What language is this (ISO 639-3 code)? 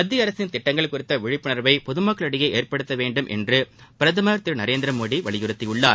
tam